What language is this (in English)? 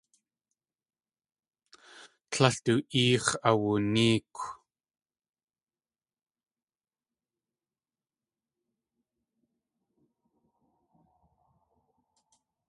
Tlingit